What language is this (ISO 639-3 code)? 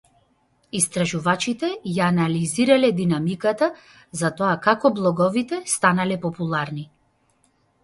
mkd